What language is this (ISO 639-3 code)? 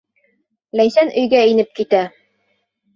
bak